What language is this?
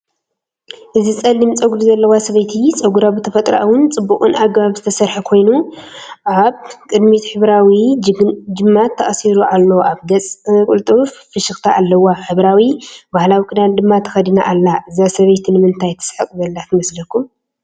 Tigrinya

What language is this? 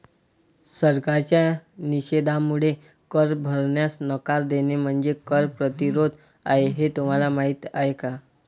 Marathi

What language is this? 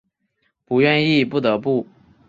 Chinese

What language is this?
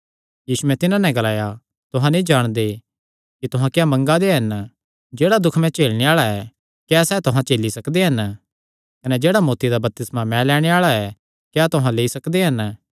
Kangri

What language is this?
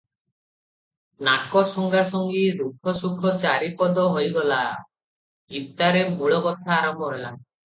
Odia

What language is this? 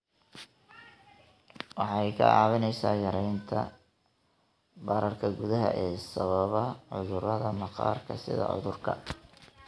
Somali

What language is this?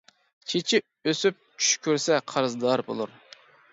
Uyghur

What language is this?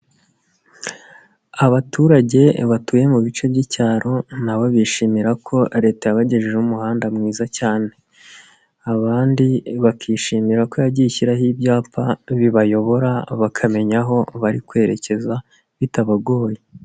Kinyarwanda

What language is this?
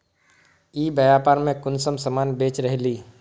Magahi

